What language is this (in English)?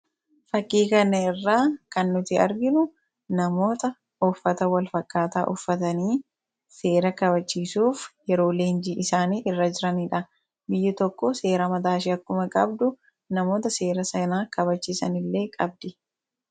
Oromo